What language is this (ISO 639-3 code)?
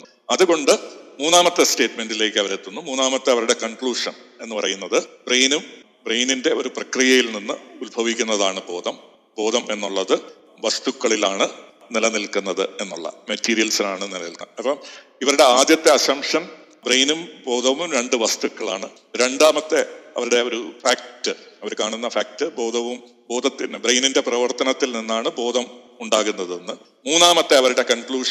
mal